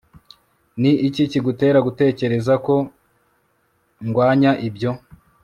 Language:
Kinyarwanda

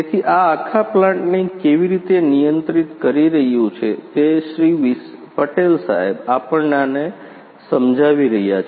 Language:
Gujarati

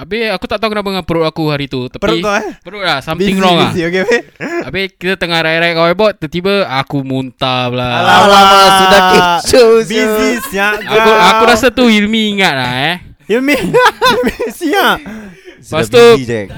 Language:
Malay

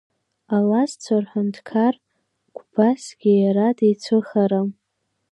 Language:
Abkhazian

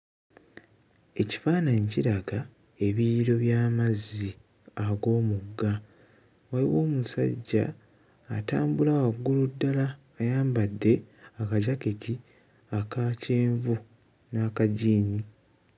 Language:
Ganda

